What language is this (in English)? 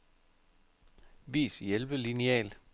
Danish